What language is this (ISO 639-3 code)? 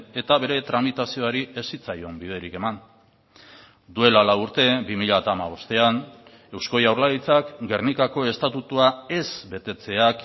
eus